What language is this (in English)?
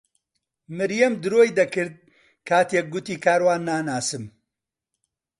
Central Kurdish